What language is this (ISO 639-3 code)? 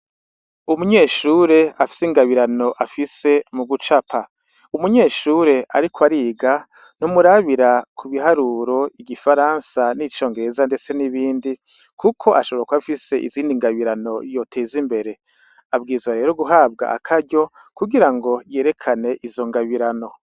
run